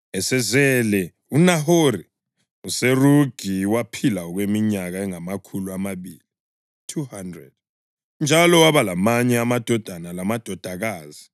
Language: North Ndebele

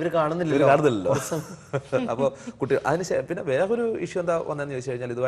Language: Turkish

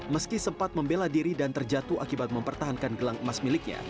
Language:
Indonesian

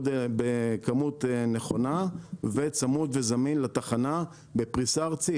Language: Hebrew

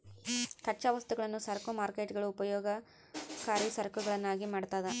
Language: Kannada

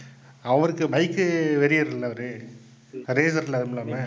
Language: Tamil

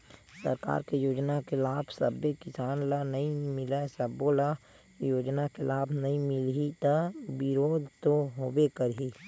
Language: Chhattisgarhi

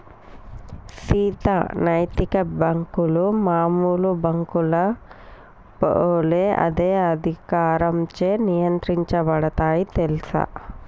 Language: Telugu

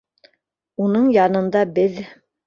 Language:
Bashkir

